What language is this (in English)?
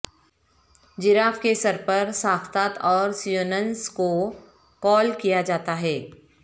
Urdu